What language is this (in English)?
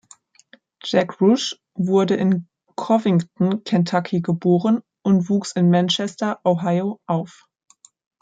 German